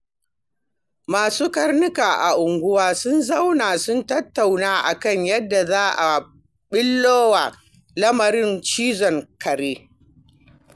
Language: Hausa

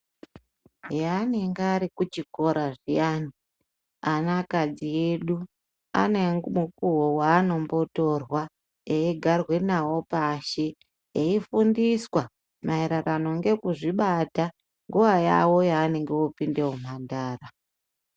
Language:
Ndau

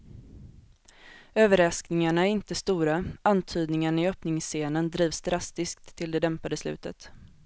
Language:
Swedish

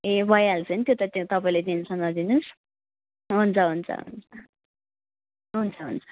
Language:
Nepali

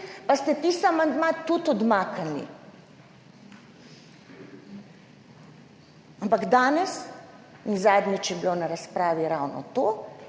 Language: Slovenian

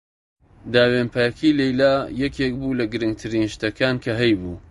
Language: Central Kurdish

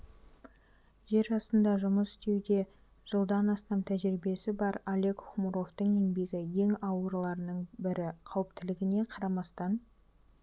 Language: Kazakh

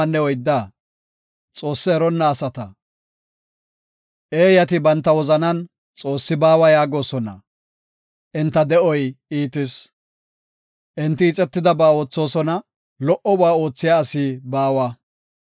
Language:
Gofa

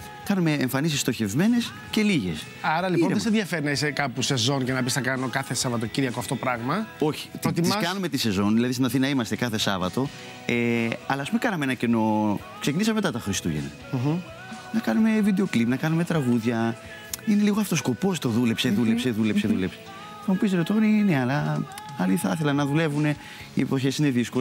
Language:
Greek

